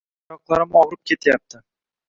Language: Uzbek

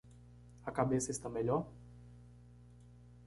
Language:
Portuguese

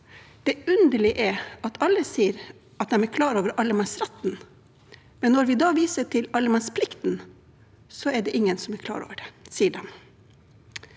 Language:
Norwegian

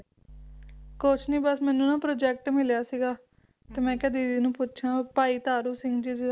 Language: Punjabi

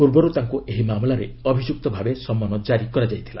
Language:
Odia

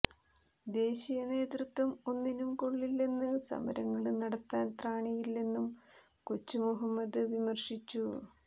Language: Malayalam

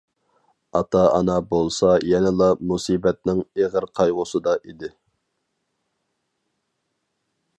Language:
Uyghur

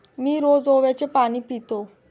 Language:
Marathi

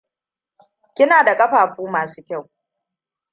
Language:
Hausa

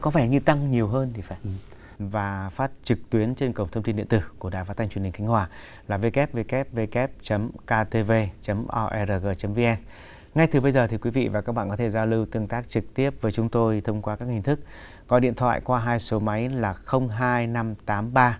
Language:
Vietnamese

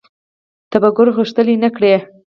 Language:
Pashto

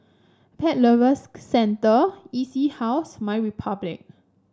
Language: English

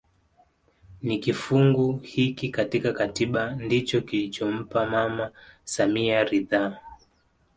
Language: Swahili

